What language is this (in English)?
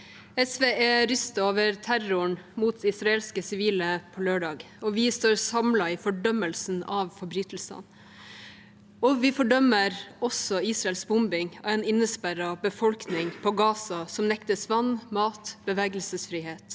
Norwegian